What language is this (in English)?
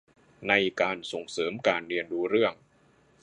Thai